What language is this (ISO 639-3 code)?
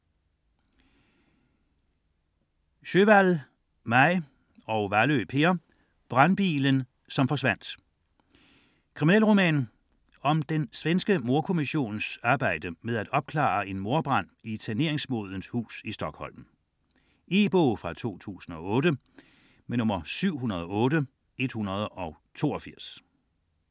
dan